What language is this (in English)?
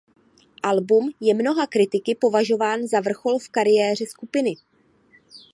Czech